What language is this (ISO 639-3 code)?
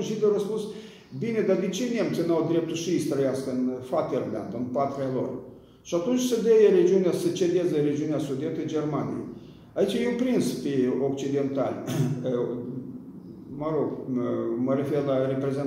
ron